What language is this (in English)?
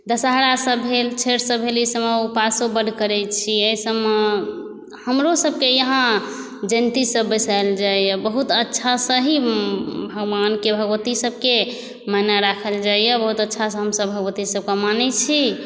Maithili